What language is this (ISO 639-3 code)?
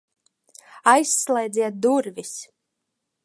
lav